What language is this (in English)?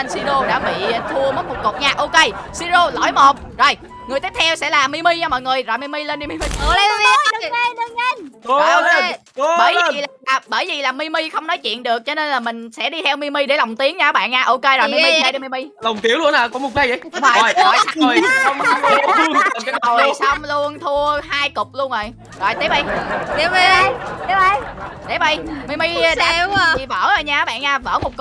Vietnamese